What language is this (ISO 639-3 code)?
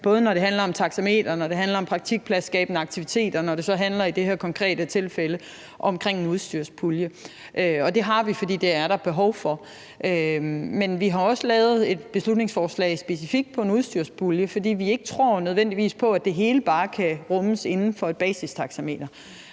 dan